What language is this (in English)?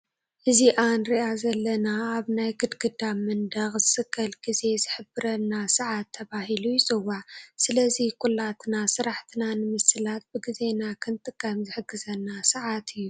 Tigrinya